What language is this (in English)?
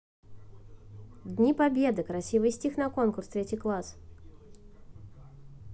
Russian